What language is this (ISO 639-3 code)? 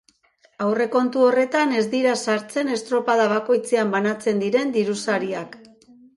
eus